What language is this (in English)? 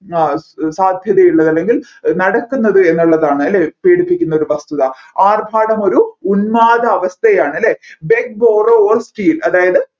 Malayalam